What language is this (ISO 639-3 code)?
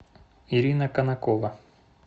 rus